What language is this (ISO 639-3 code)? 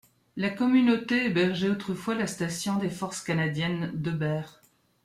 fra